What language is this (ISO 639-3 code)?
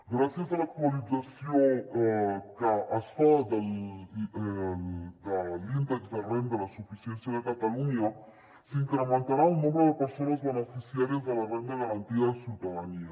cat